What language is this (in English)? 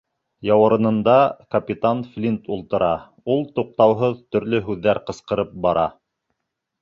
Bashkir